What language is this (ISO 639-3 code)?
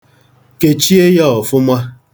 ibo